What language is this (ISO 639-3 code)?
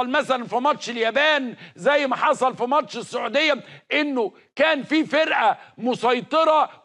ara